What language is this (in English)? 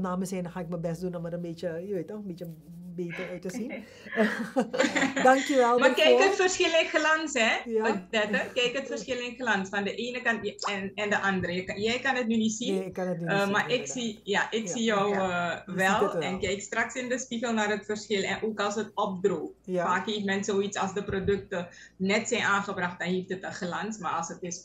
Dutch